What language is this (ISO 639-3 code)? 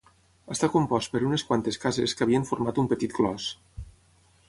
cat